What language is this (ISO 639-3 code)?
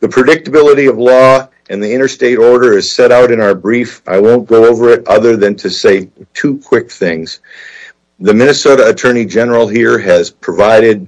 eng